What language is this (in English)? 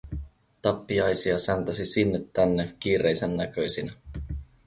Finnish